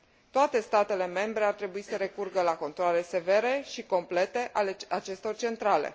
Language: Romanian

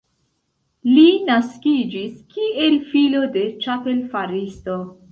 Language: Esperanto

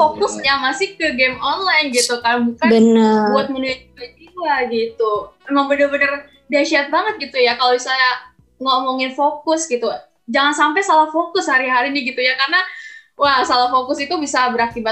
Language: Indonesian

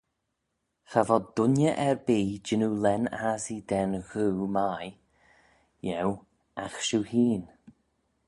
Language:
Manx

